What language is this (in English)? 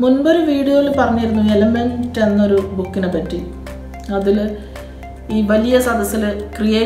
Romanian